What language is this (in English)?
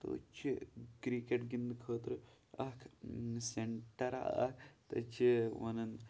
Kashmiri